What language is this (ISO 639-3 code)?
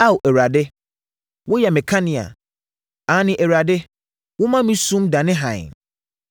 aka